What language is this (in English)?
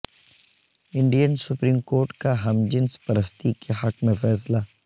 Urdu